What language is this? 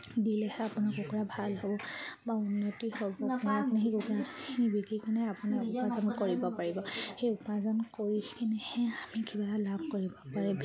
Assamese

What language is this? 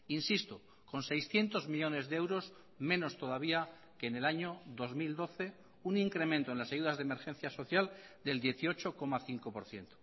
Spanish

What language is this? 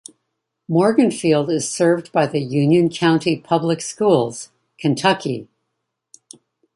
English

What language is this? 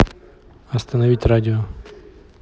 Russian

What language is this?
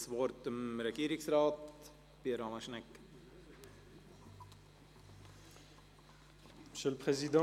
Swiss German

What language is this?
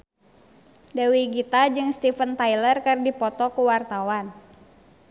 Sundanese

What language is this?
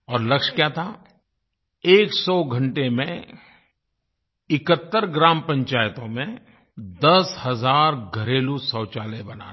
Hindi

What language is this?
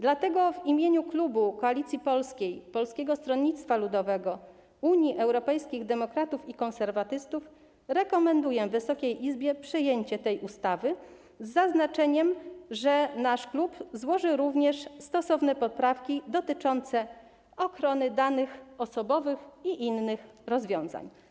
Polish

